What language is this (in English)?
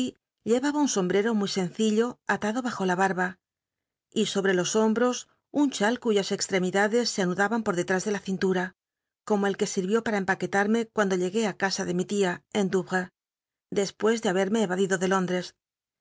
Spanish